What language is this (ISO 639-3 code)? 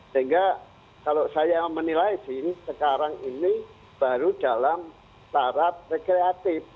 ind